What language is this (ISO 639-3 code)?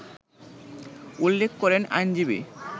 ben